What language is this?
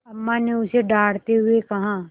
Hindi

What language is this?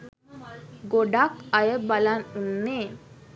Sinhala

